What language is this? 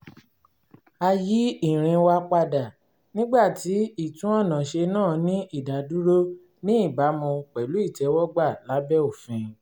Yoruba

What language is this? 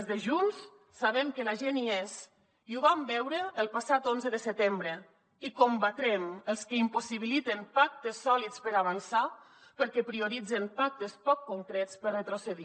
Catalan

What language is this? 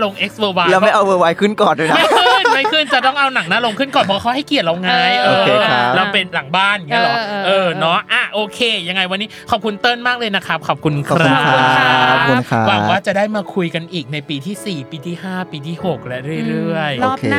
Thai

